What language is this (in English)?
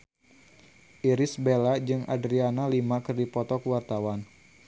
Sundanese